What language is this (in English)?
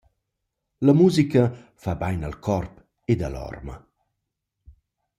Romansh